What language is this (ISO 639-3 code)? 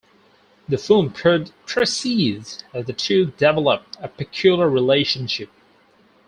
eng